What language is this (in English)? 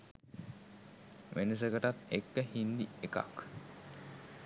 Sinhala